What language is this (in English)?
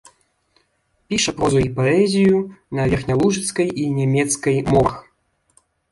Belarusian